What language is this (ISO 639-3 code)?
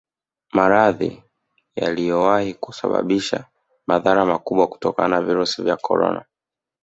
swa